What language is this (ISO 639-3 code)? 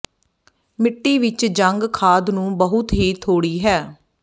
pan